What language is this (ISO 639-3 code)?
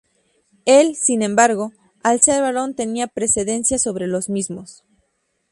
spa